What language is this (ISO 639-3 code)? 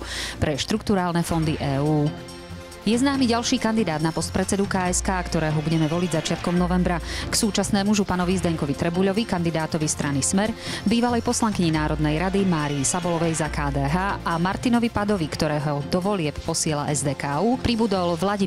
slk